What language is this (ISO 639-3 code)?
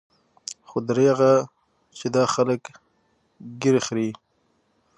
pus